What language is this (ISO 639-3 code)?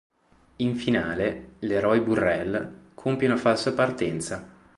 ita